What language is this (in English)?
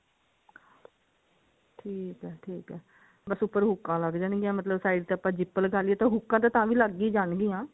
Punjabi